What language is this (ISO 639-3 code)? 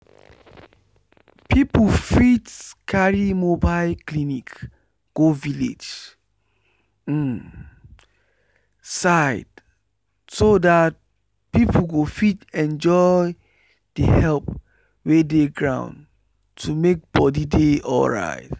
pcm